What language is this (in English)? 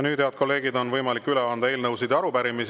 Estonian